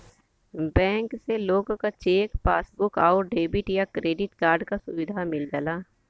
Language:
Bhojpuri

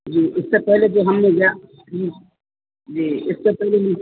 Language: Urdu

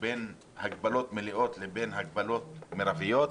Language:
Hebrew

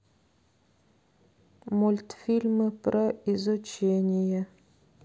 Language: Russian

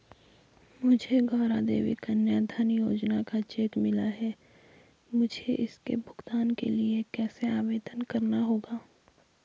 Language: Hindi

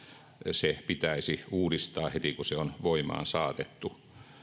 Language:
Finnish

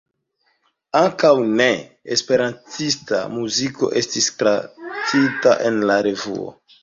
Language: Esperanto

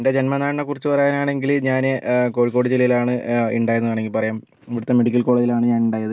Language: Malayalam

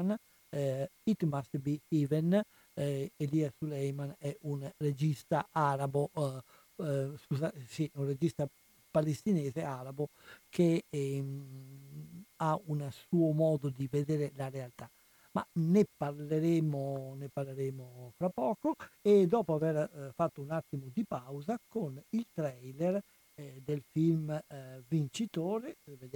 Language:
Italian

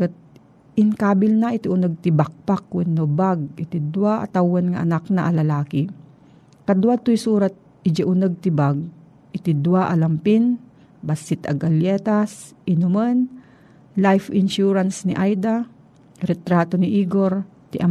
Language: Filipino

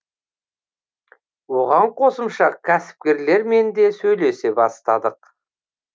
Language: Kazakh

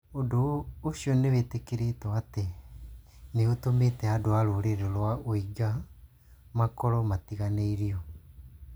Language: Kikuyu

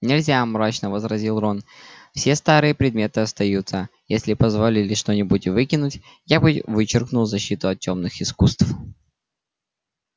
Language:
Russian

